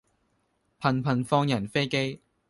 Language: Cantonese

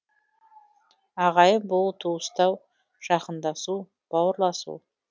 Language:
Kazakh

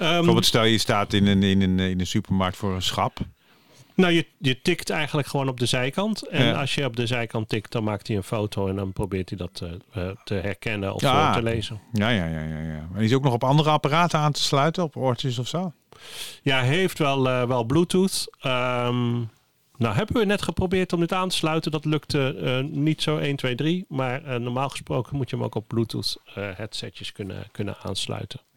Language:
Dutch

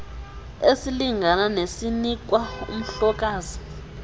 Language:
Xhosa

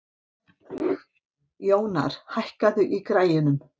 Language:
Icelandic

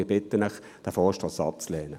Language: Swiss German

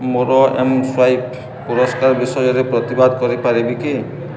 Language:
Odia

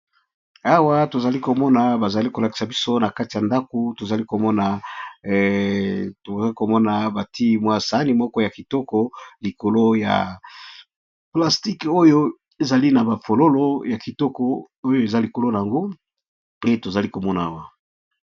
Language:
Lingala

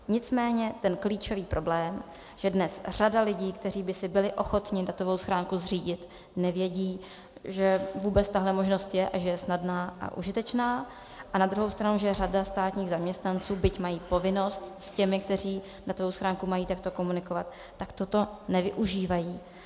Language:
Czech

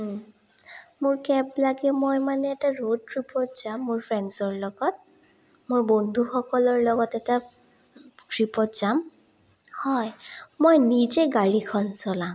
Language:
Assamese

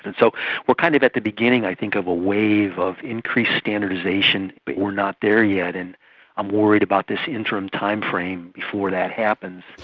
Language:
English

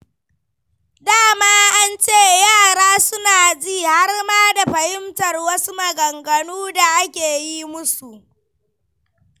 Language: Hausa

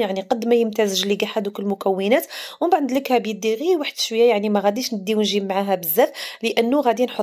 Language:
Arabic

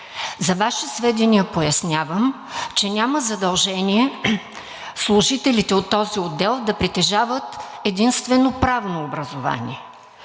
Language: Bulgarian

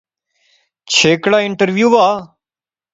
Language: Pahari-Potwari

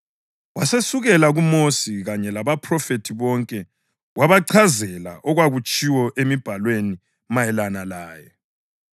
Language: North Ndebele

